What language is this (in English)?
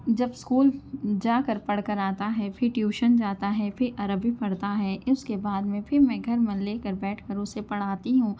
Urdu